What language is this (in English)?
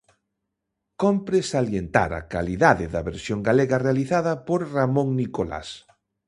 Galician